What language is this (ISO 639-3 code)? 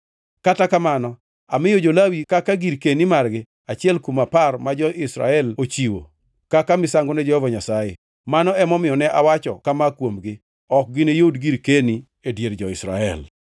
luo